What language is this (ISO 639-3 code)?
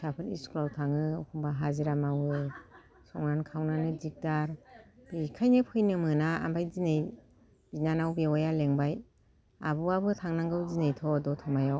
brx